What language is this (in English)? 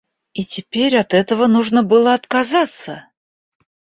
Russian